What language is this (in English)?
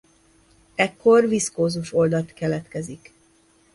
Hungarian